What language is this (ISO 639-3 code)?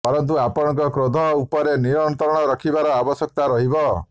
ori